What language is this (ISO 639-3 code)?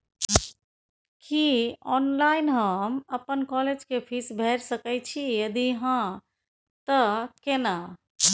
mai